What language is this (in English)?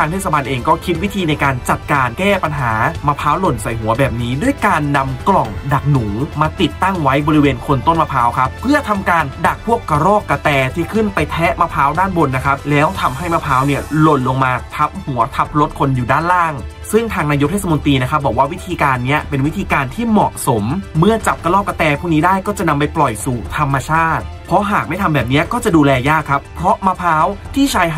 Thai